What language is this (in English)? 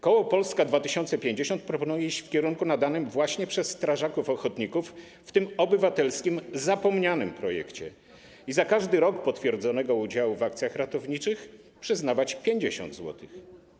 Polish